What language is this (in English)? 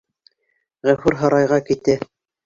Bashkir